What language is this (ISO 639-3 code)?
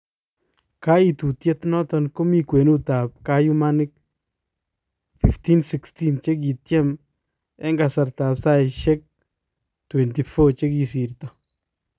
kln